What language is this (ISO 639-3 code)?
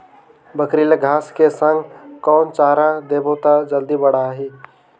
hne